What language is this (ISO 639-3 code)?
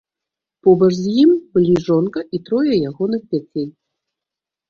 bel